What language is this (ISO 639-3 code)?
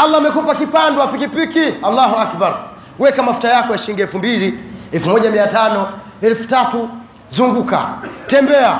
swa